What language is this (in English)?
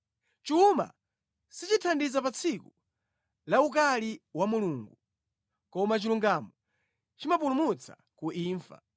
Nyanja